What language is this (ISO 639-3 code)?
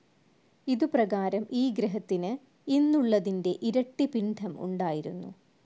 mal